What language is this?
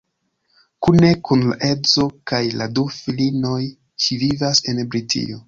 Esperanto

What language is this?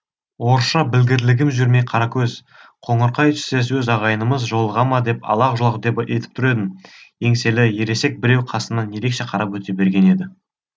Kazakh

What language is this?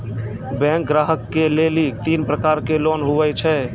Maithili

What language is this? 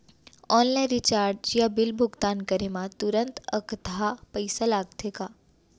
Chhattisgarhi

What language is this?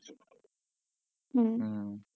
Bangla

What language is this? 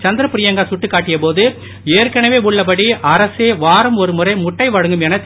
Tamil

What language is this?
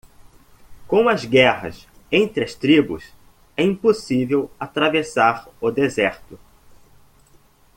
Portuguese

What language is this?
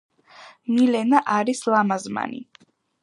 Georgian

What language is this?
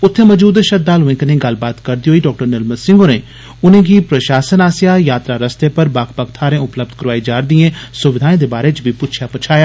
Dogri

